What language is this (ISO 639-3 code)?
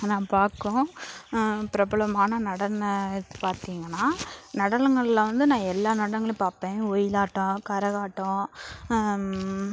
tam